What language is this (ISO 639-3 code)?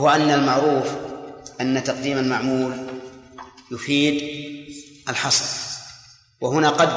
ara